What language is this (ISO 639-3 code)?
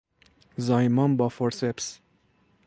fas